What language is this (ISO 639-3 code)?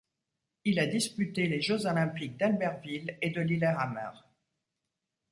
fra